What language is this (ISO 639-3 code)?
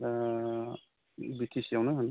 brx